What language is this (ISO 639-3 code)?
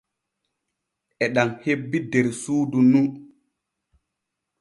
fue